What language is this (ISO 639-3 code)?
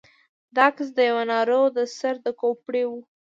pus